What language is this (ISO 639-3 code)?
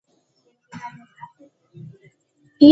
tam